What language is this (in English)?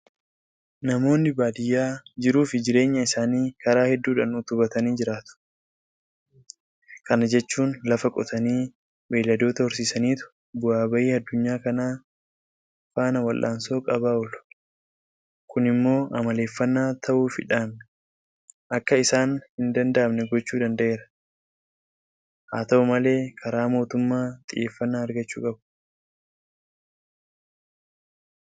Oromo